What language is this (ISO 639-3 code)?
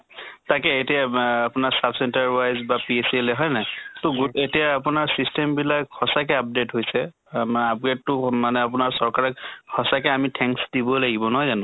asm